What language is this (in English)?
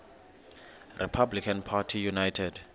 Xhosa